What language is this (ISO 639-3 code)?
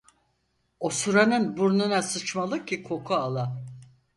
tur